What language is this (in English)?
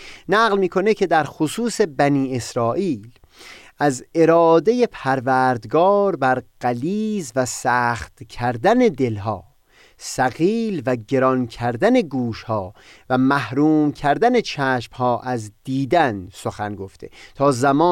Persian